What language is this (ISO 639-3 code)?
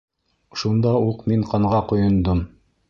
bak